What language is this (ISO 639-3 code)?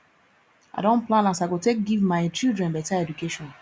pcm